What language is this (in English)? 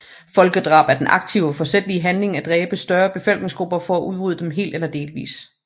Danish